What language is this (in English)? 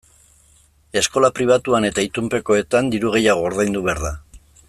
Basque